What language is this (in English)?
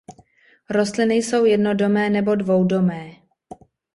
Czech